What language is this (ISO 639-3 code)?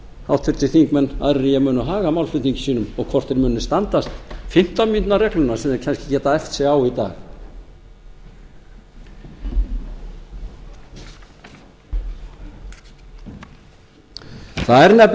isl